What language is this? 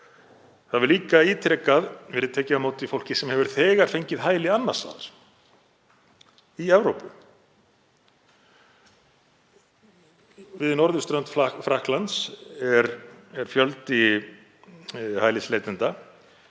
Icelandic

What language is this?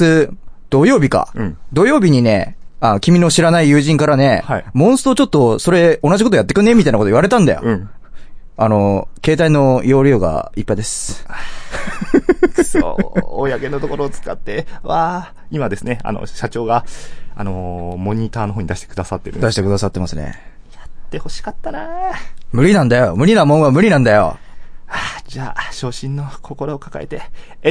Japanese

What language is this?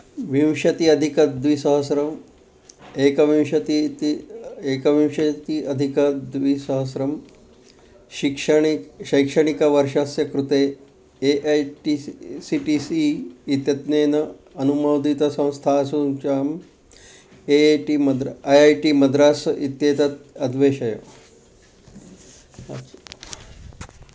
Sanskrit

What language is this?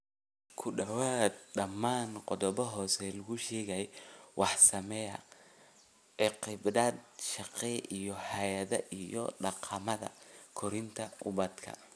Somali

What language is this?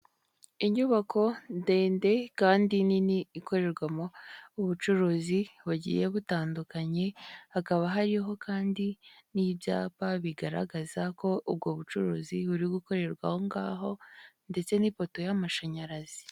Kinyarwanda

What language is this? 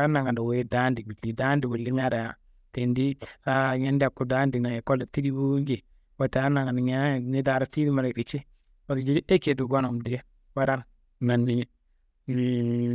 Kanembu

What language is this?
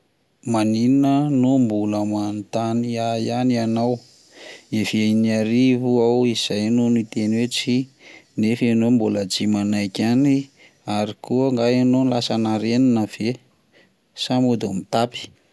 Malagasy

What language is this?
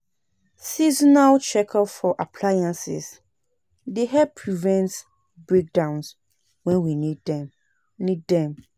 Nigerian Pidgin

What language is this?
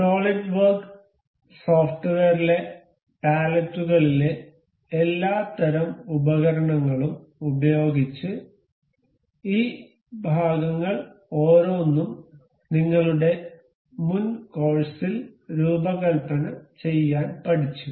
Malayalam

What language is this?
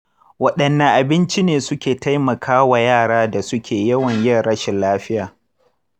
Hausa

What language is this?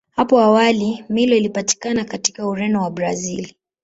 Swahili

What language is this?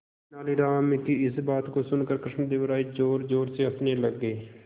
Hindi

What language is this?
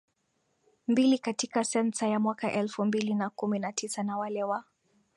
Swahili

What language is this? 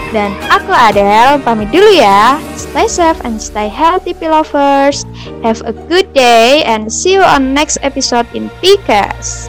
Indonesian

